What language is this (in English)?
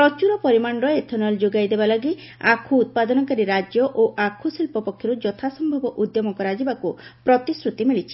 Odia